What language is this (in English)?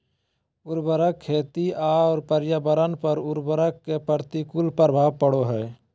Magahi